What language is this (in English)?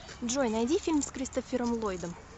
Russian